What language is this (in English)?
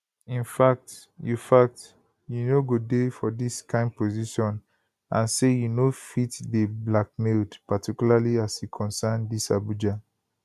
Nigerian Pidgin